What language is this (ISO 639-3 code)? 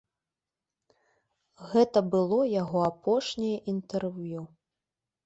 bel